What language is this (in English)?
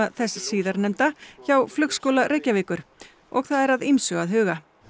Icelandic